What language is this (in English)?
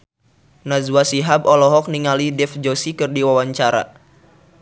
Sundanese